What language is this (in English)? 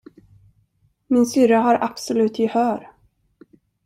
Swedish